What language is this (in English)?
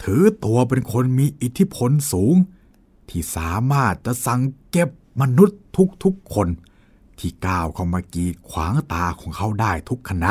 Thai